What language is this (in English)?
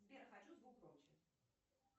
Russian